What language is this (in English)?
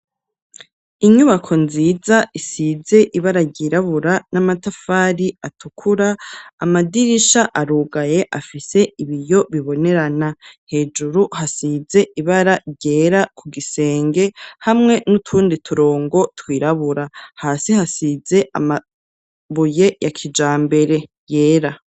Rundi